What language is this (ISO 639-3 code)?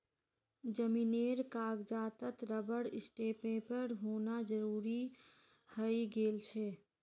mag